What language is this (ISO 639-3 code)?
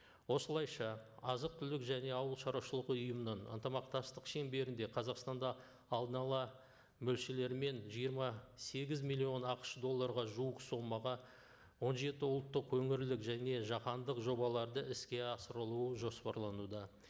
kaz